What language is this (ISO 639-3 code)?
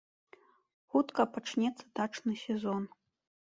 bel